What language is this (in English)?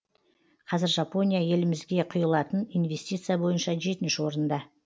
Kazakh